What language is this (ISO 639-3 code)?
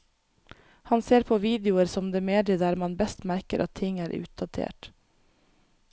nor